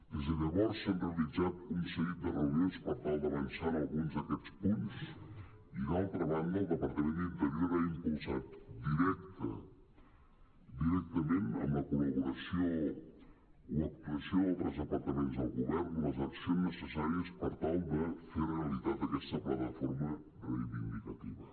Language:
Catalan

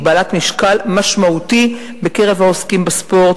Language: Hebrew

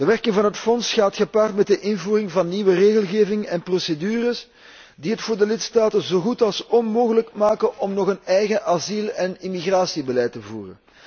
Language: Dutch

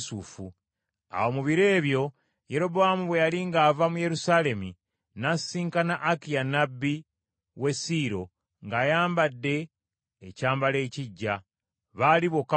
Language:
Ganda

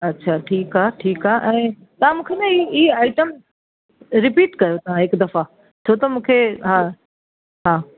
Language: Sindhi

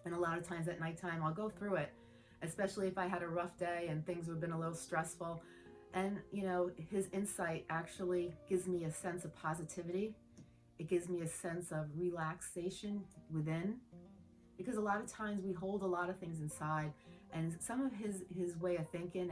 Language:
English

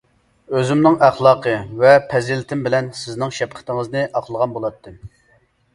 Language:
Uyghur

